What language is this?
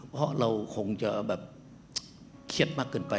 Thai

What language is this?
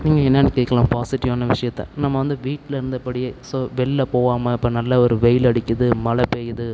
Tamil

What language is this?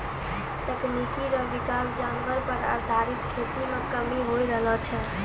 Maithili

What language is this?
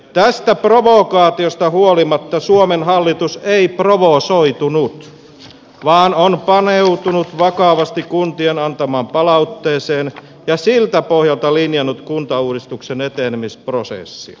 Finnish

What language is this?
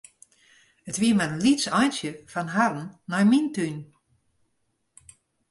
Western Frisian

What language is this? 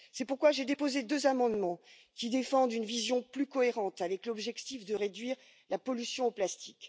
French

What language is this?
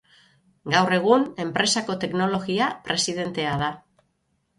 Basque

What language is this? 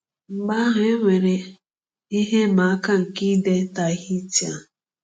Igbo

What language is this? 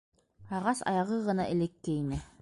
Bashkir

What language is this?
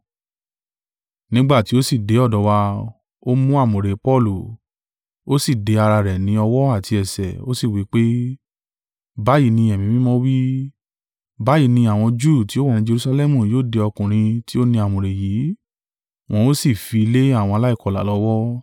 Yoruba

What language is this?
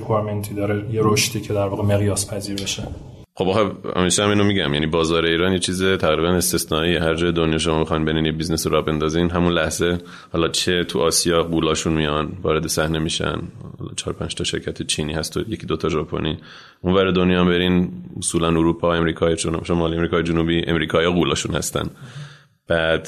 Persian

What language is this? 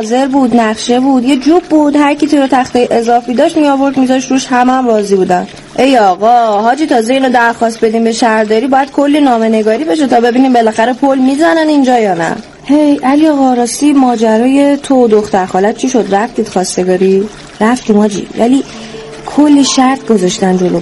Persian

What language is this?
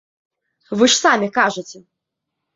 Belarusian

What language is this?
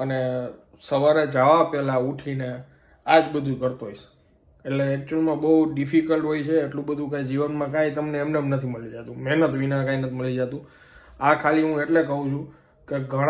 Indonesian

